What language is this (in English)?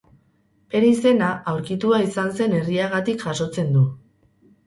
Basque